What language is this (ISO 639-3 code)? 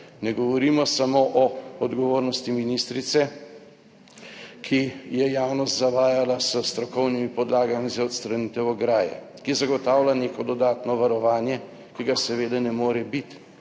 slv